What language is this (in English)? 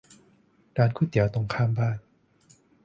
Thai